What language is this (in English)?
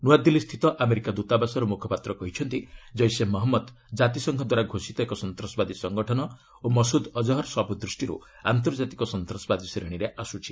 Odia